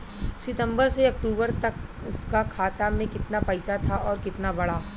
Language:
Bhojpuri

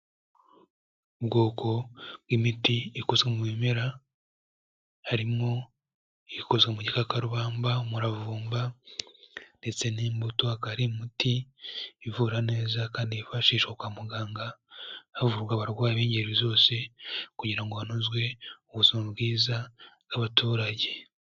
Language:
Kinyarwanda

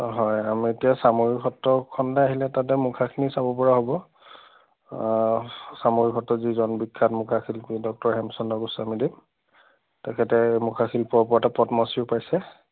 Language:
Assamese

